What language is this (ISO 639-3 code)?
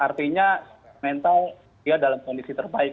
ind